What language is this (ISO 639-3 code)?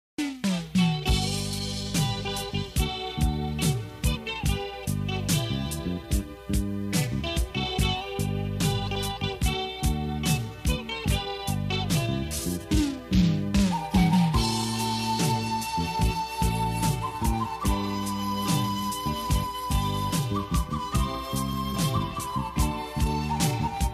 ron